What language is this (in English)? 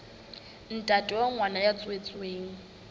Southern Sotho